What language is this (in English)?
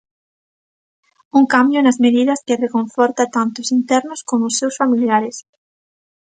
Galician